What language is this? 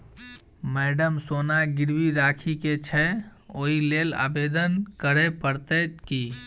Maithili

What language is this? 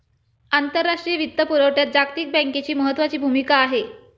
Marathi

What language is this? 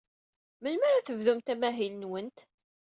Kabyle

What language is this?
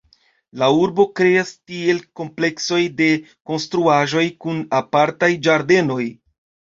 Esperanto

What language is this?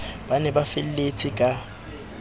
Southern Sotho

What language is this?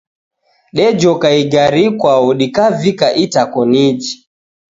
Taita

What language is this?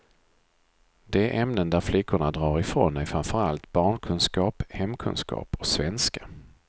Swedish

